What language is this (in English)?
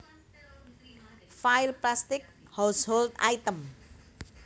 Javanese